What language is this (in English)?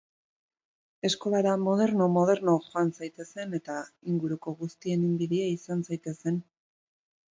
Basque